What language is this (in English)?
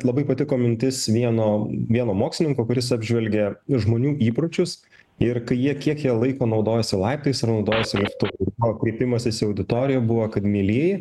Lithuanian